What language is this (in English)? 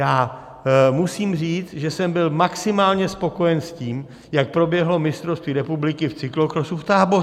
Czech